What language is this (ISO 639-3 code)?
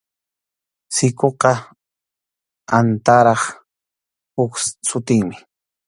qxu